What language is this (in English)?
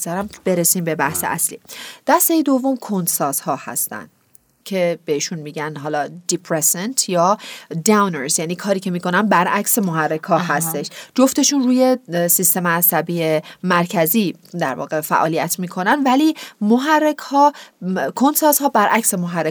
Persian